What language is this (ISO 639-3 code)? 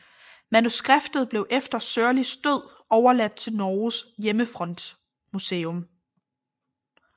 dan